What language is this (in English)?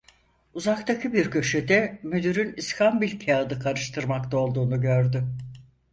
Turkish